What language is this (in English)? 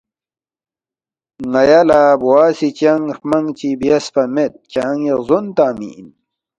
Balti